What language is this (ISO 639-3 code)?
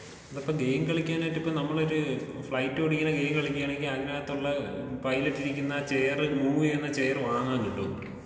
mal